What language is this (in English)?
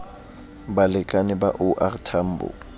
Southern Sotho